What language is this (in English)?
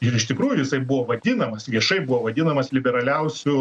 Lithuanian